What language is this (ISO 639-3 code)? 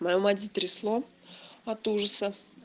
rus